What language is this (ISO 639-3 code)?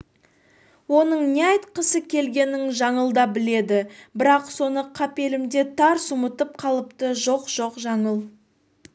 kaz